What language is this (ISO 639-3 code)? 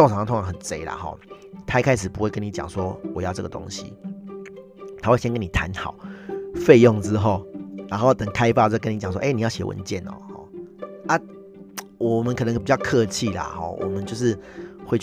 zho